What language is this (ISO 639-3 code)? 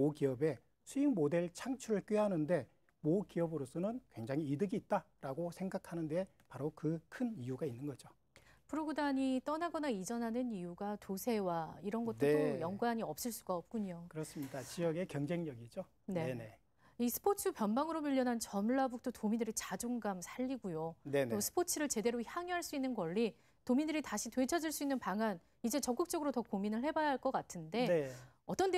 kor